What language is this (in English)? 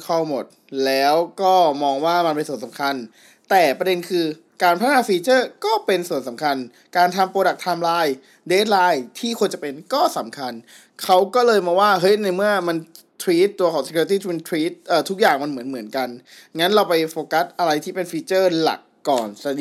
Thai